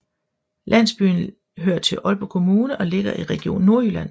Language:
Danish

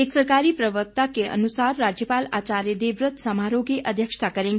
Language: Hindi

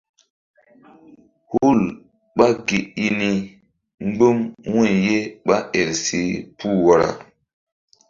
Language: Mbum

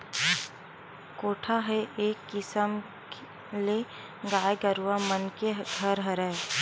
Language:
Chhattisgarhi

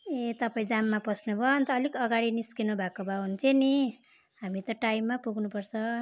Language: Nepali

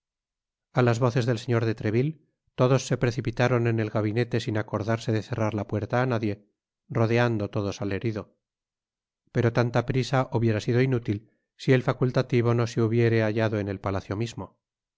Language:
Spanish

